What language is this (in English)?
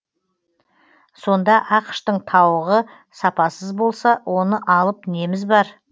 Kazakh